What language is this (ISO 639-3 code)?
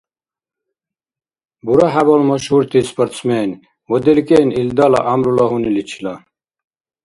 dar